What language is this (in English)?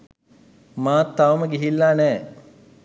Sinhala